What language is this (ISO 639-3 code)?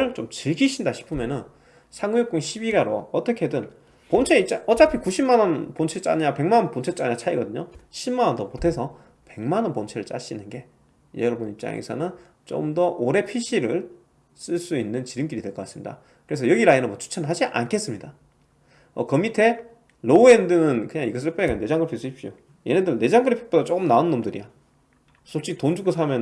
kor